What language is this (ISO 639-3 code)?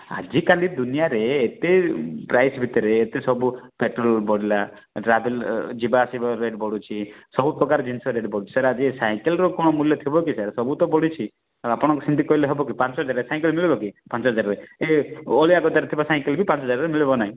ori